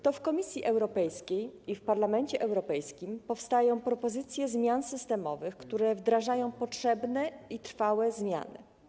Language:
Polish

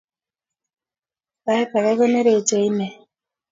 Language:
Kalenjin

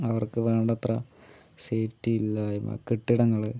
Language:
Malayalam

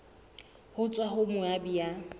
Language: Southern Sotho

